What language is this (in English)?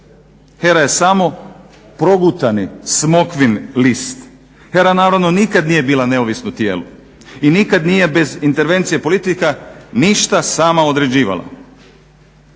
Croatian